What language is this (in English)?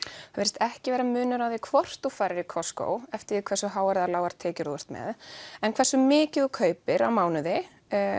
Icelandic